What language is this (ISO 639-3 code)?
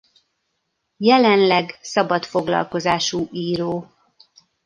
hun